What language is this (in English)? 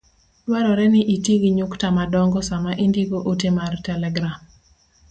Luo (Kenya and Tanzania)